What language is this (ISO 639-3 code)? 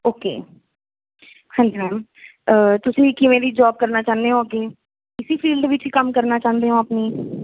pan